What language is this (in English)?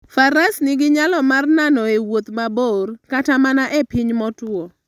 Luo (Kenya and Tanzania)